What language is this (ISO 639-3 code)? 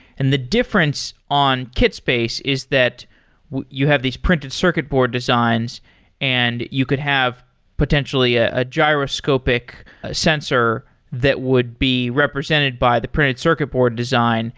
eng